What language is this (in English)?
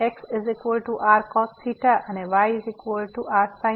Gujarati